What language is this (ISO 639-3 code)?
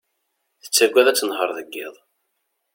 kab